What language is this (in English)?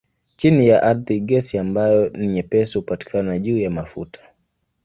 Swahili